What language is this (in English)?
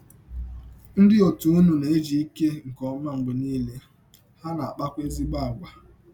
Igbo